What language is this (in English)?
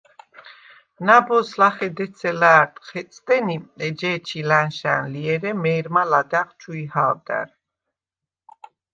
Svan